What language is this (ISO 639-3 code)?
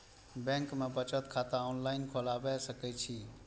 mai